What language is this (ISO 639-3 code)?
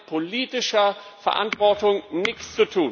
deu